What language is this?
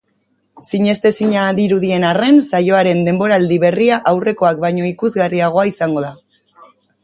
Basque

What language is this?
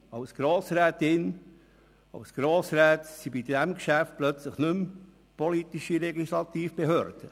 Swiss German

